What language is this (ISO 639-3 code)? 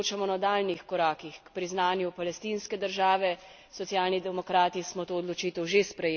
slv